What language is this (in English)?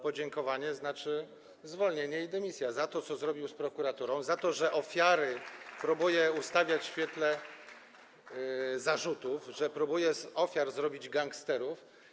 Polish